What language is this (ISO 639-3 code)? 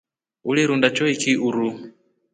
rof